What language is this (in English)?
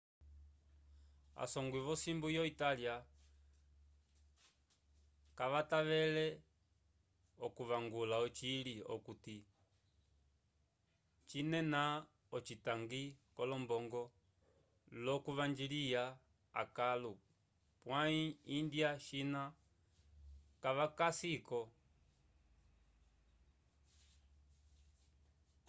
Umbundu